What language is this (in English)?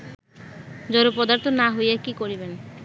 Bangla